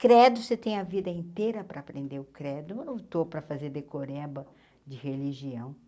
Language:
Portuguese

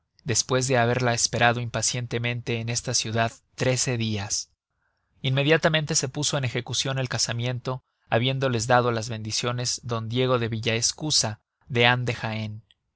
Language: Spanish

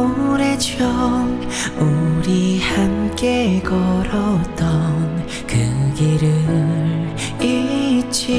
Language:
Korean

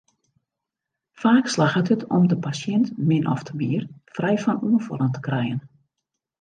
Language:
Western Frisian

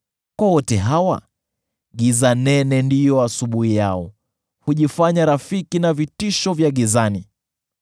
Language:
Swahili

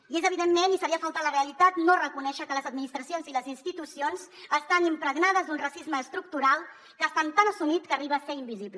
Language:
Catalan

